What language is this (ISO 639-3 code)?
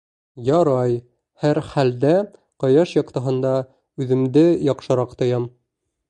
bak